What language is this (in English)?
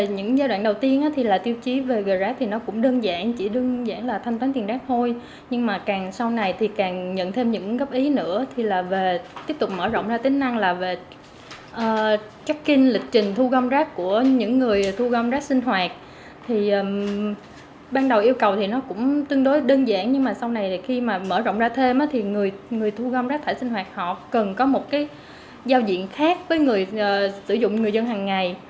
Vietnamese